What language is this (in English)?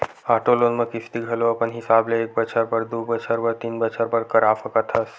Chhattisgarhi